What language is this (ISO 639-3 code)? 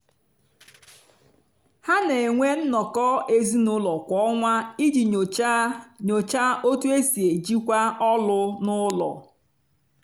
ibo